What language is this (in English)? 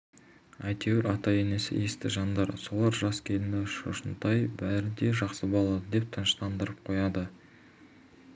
Kazakh